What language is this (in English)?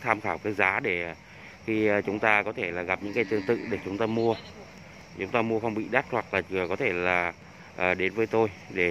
Vietnamese